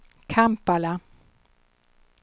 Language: Swedish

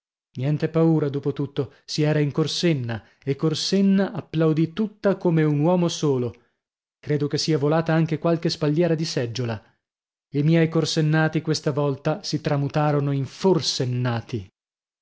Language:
Italian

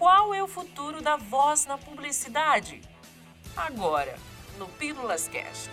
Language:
Portuguese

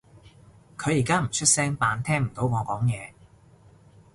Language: Cantonese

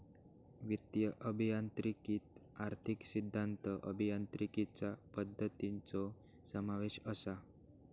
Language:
Marathi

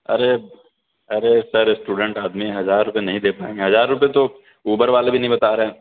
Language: Urdu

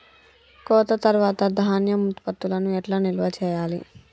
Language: Telugu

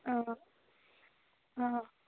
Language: Assamese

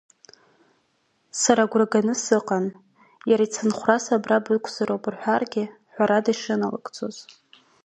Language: Abkhazian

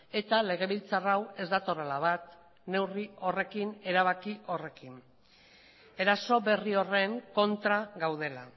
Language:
Basque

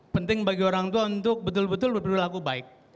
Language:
Indonesian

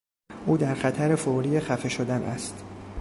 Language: Persian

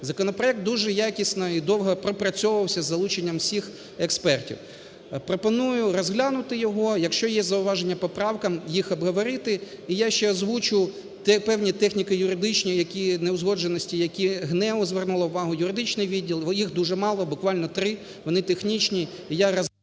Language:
Ukrainian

